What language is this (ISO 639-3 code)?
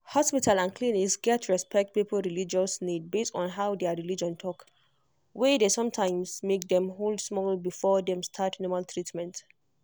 pcm